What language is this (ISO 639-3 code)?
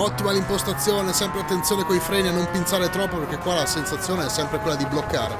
ita